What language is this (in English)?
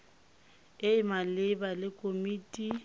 Tswana